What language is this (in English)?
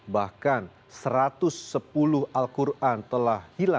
Indonesian